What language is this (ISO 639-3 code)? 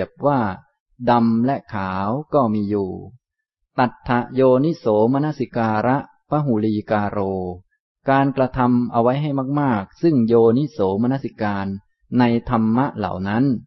tha